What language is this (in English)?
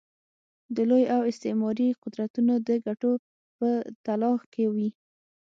Pashto